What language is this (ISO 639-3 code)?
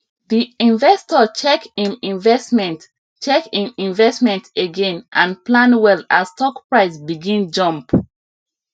pcm